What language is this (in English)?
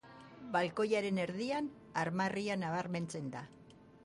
Basque